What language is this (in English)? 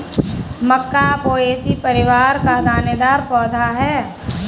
Hindi